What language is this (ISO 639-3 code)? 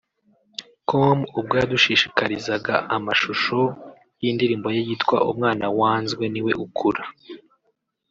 kin